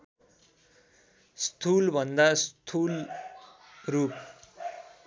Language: Nepali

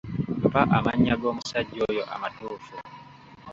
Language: Ganda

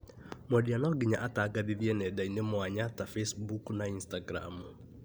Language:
Kikuyu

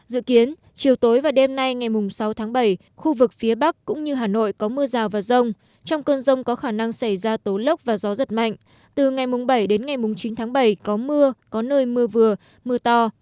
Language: Vietnamese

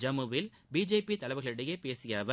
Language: Tamil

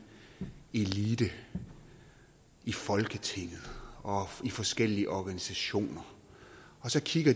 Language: Danish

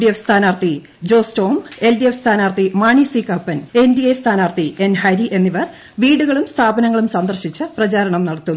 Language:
Malayalam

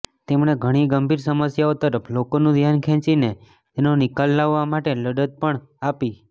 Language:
Gujarati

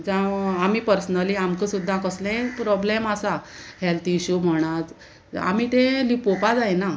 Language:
Konkani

